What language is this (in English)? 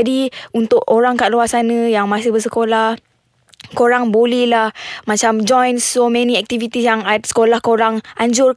Malay